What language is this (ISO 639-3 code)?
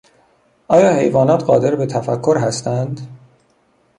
fas